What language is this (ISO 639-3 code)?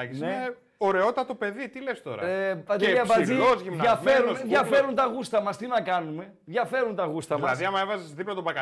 ell